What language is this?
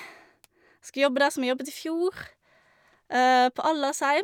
Norwegian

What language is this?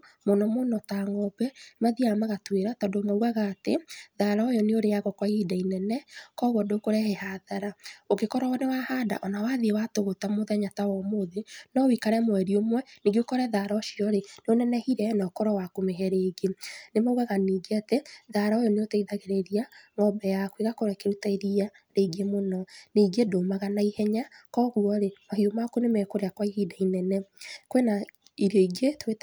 Kikuyu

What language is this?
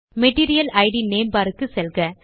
Tamil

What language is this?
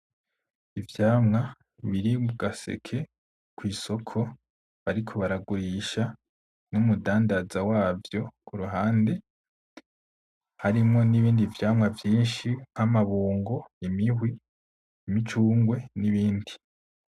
Rundi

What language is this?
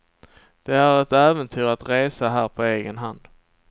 Swedish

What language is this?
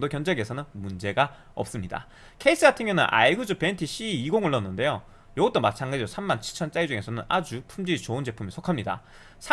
Korean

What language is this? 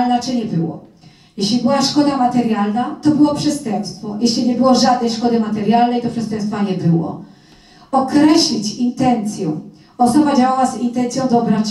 Polish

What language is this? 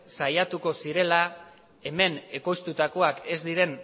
Basque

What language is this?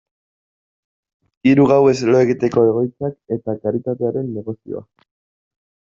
Basque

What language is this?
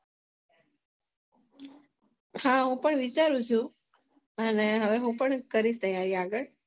Gujarati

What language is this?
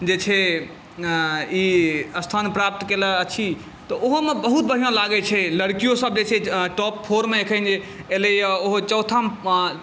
Maithili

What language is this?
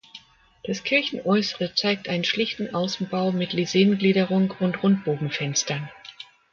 German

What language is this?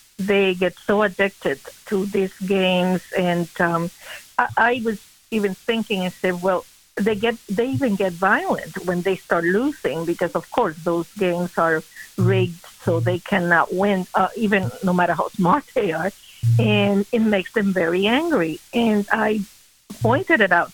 English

